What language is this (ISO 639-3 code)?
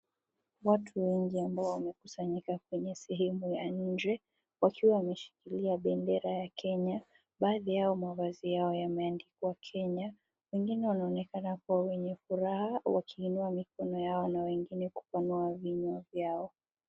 swa